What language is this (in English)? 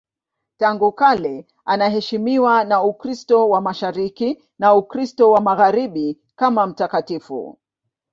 Swahili